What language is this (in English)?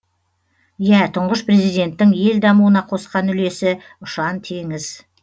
Kazakh